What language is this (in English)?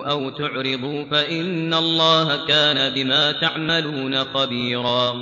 Arabic